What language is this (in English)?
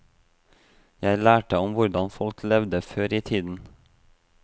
Norwegian